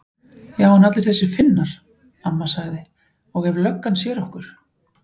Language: Icelandic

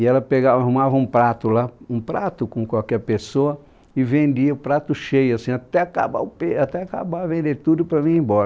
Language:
Portuguese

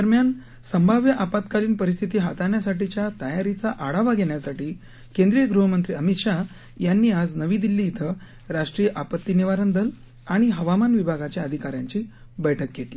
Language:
Marathi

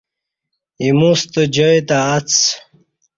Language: Kati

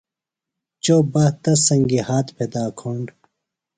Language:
Phalura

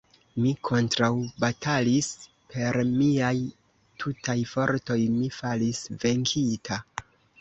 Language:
Esperanto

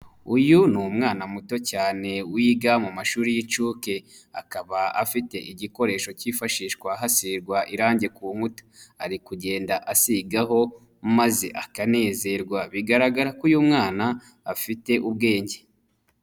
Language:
Kinyarwanda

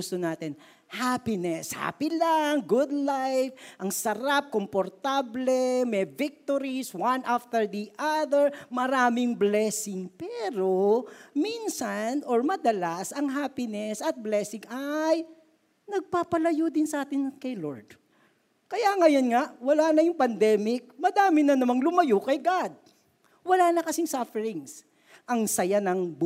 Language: Filipino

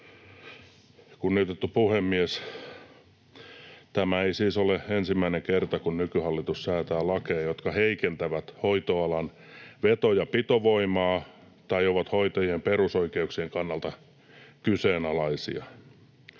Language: Finnish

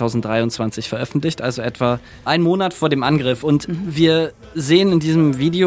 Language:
German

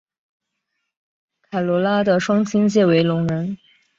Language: Chinese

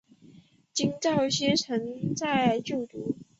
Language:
Chinese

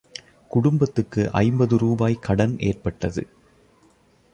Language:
Tamil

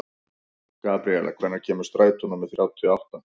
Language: Icelandic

